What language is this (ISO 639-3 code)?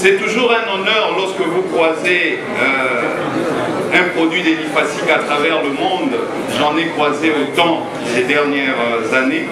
fra